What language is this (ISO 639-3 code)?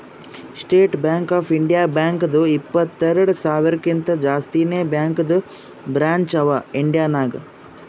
kan